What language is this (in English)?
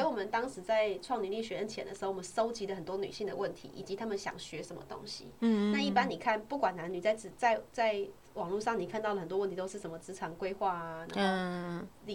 Chinese